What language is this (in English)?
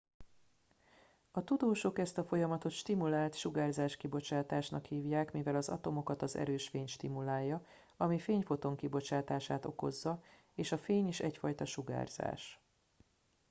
Hungarian